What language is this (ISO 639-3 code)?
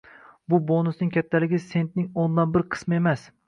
uzb